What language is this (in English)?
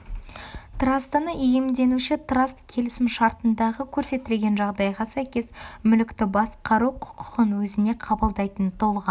Kazakh